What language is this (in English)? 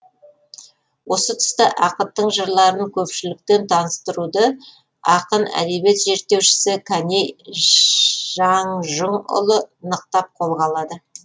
Kazakh